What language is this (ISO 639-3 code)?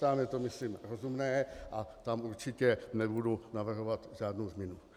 ces